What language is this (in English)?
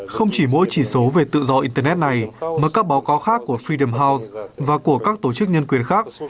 Vietnamese